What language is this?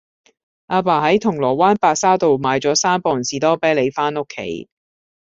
Cantonese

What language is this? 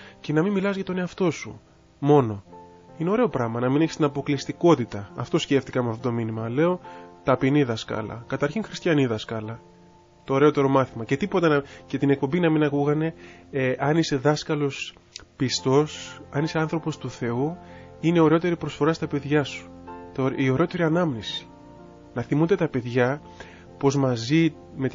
Greek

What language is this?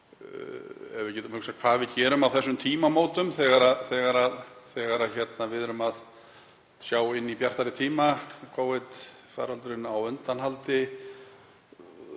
Icelandic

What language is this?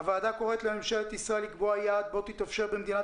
Hebrew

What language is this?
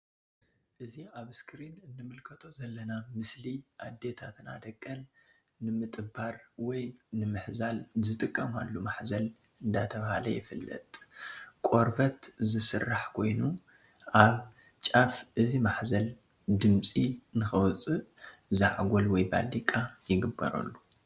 Tigrinya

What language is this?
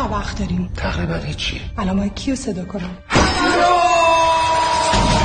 Persian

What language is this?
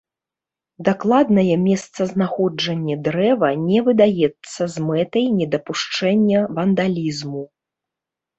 Belarusian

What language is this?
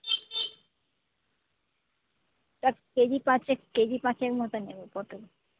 Bangla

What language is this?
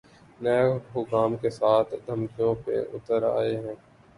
Urdu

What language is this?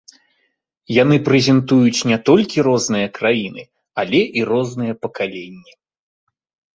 Belarusian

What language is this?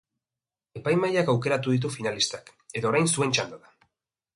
Basque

